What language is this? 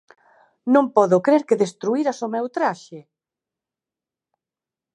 Galician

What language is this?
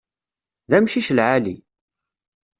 Kabyle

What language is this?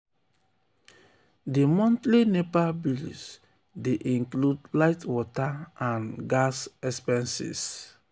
Nigerian Pidgin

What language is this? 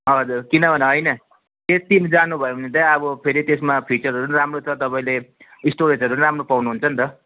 Nepali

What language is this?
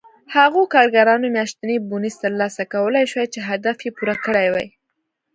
Pashto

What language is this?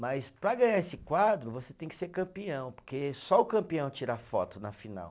Portuguese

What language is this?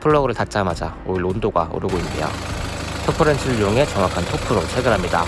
Korean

